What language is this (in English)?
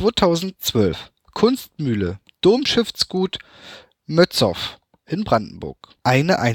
German